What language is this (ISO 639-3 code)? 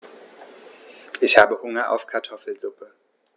deu